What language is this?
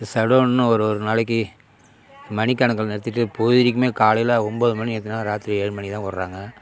Tamil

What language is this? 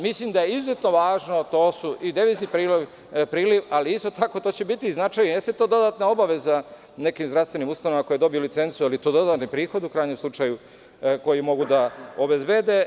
Serbian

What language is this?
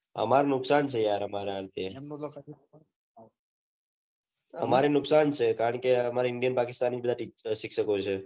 Gujarati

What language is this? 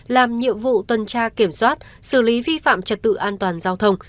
Vietnamese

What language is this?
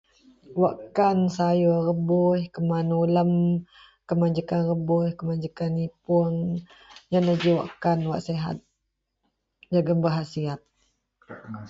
Central Melanau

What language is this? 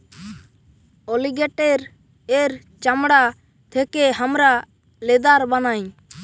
Bangla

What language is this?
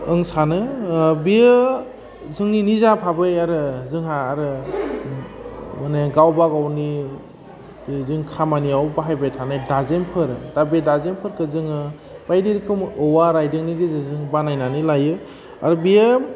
Bodo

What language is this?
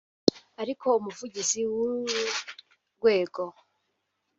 Kinyarwanda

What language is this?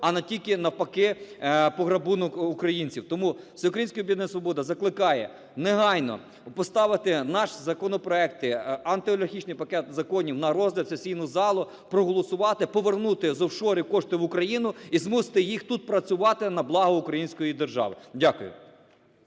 Ukrainian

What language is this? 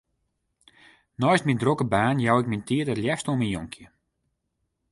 Western Frisian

